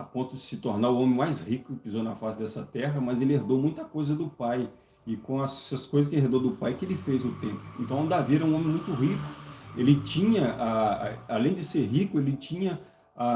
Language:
Portuguese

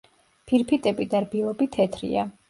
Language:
Georgian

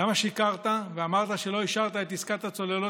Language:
Hebrew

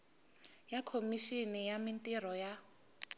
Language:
Tsonga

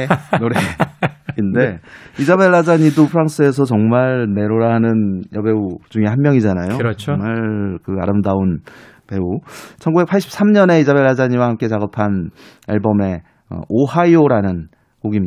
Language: Korean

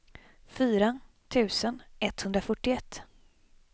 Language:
Swedish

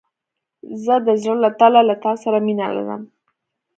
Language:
Pashto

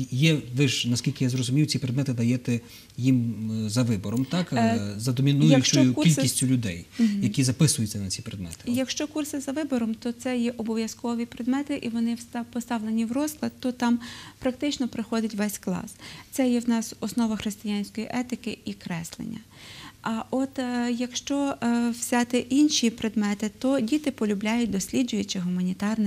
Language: Ukrainian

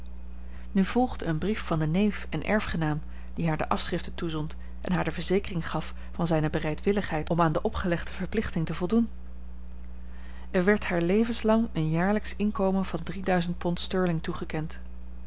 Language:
Dutch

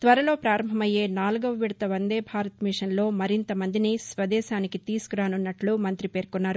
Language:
Telugu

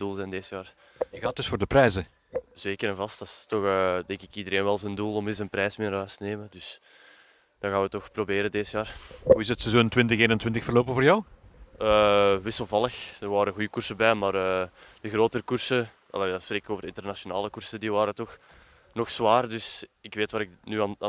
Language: Dutch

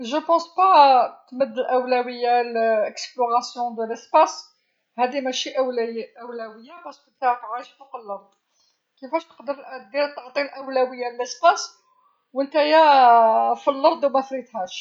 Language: Algerian Arabic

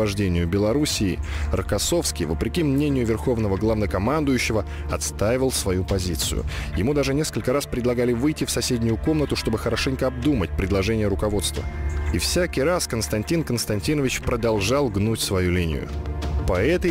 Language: Russian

